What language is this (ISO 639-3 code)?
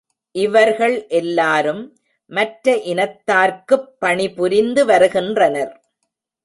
tam